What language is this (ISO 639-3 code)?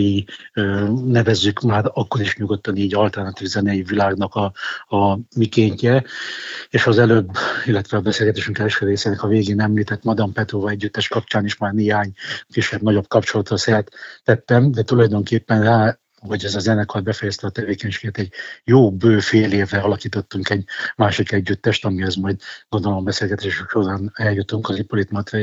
hun